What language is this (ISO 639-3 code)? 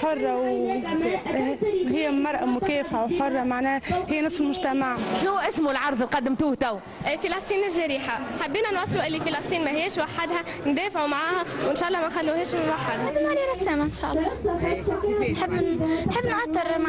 ara